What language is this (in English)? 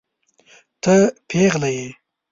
Pashto